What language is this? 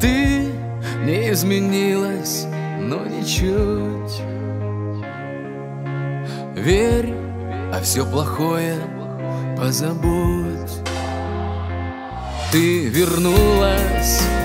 Russian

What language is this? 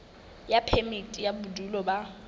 Southern Sotho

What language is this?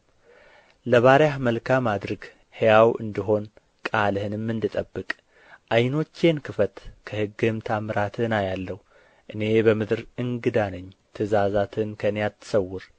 Amharic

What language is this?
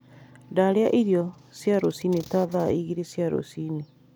Kikuyu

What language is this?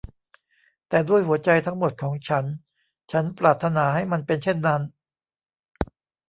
Thai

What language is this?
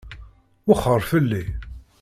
Kabyle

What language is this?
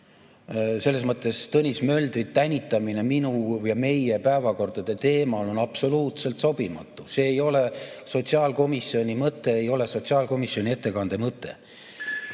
Estonian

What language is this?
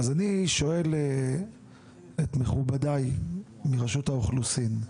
Hebrew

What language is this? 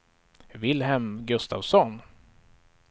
Swedish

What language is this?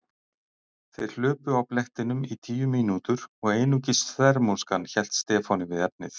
Icelandic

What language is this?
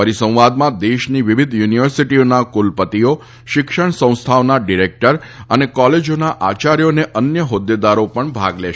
Gujarati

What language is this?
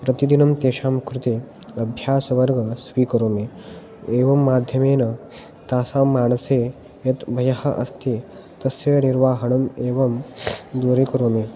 Sanskrit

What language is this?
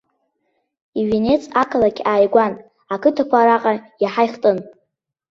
Abkhazian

